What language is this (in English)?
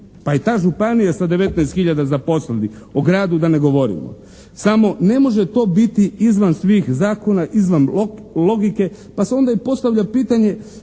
Croatian